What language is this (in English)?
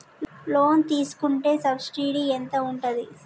Telugu